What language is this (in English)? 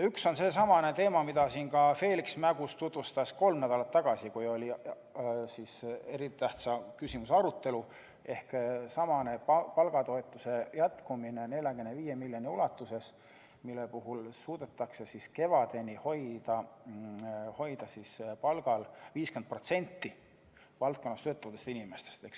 Estonian